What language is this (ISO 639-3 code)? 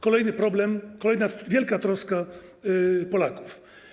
pol